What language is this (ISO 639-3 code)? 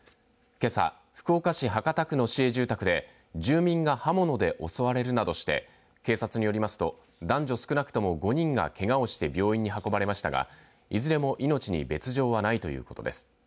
jpn